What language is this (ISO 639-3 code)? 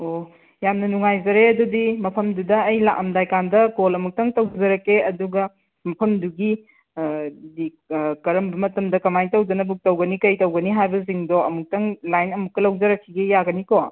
mni